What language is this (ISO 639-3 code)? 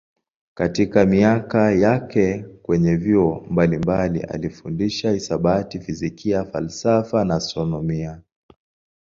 swa